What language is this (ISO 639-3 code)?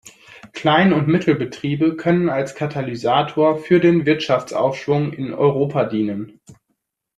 deu